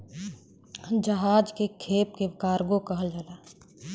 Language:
Bhojpuri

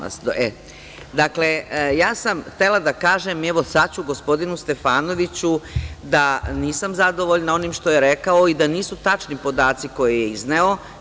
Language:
Serbian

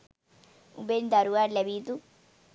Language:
Sinhala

